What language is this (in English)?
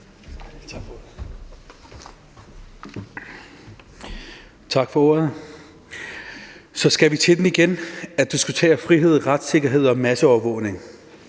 Danish